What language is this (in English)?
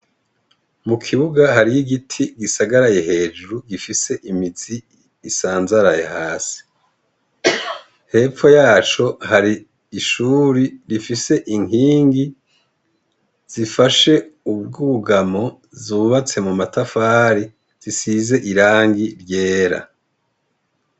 Rundi